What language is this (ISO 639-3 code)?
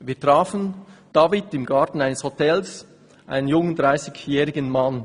gsw